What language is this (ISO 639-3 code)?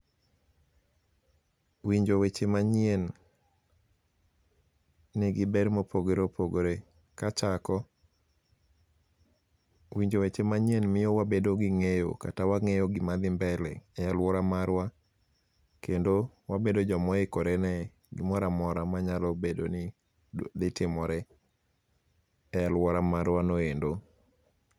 luo